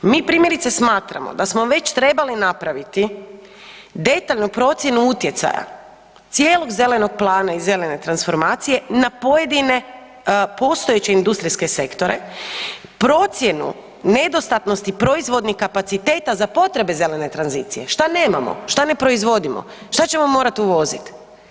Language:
Croatian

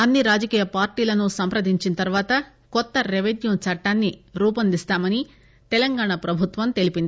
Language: Telugu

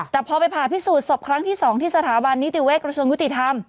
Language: Thai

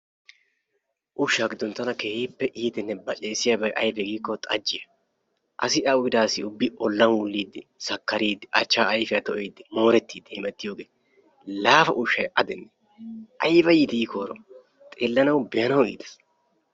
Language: Wolaytta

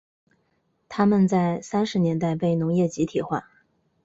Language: Chinese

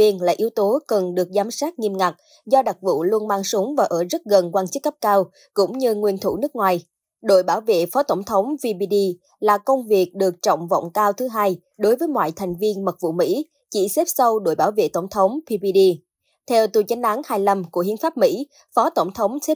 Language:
Vietnamese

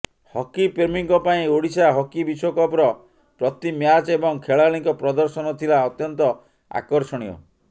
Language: Odia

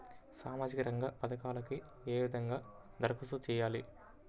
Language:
Telugu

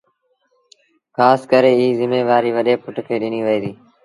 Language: Sindhi Bhil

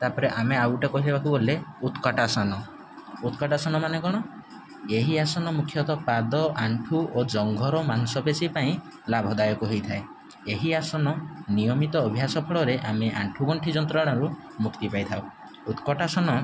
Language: Odia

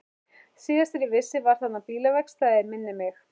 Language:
Icelandic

